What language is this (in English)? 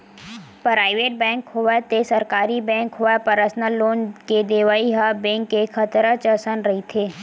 Chhattisgarhi